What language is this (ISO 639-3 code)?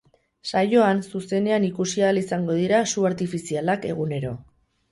eus